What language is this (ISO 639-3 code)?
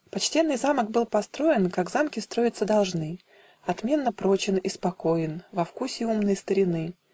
rus